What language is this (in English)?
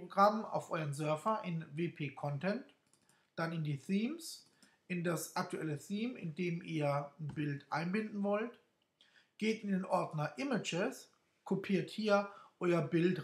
German